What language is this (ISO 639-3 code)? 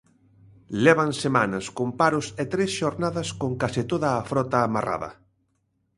glg